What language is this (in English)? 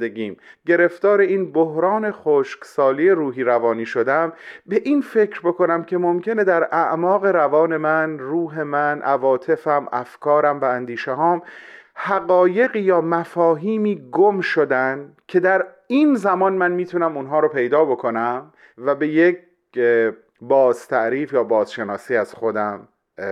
Persian